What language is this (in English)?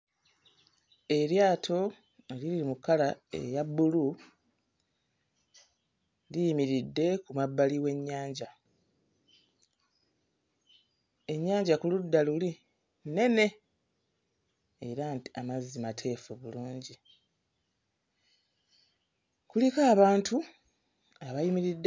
Ganda